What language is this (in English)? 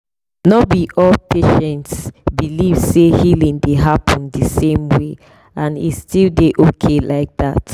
Nigerian Pidgin